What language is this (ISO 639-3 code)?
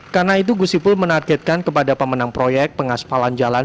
ind